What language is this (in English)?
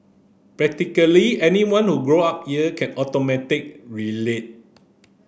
English